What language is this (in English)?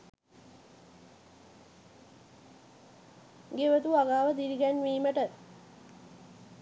Sinhala